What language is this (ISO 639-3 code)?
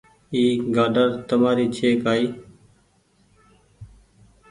gig